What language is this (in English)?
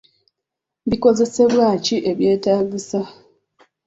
Ganda